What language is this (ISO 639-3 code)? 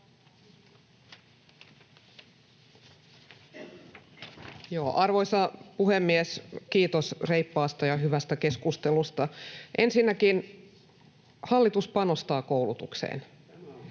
fin